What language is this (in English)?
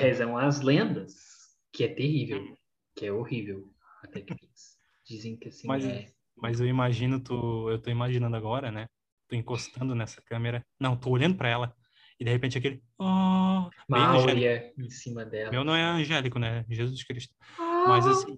Portuguese